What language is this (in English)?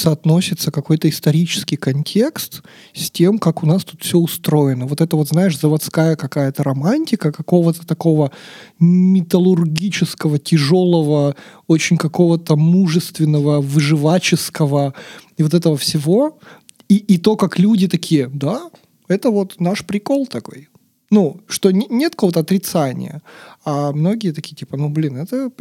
Russian